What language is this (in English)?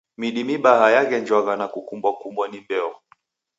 Taita